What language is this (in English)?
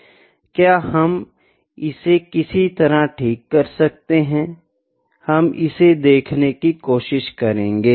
Hindi